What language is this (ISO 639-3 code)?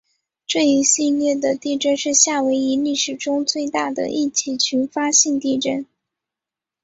zho